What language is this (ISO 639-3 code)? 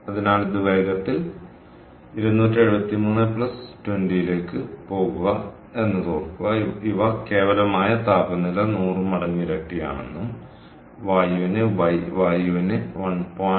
mal